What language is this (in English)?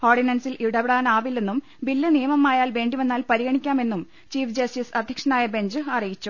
Malayalam